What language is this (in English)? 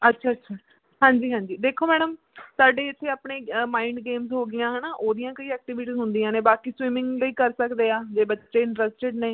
Punjabi